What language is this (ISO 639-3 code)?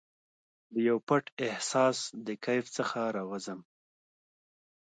pus